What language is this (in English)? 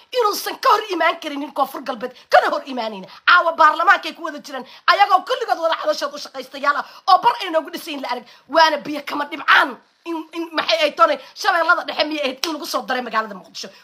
Arabic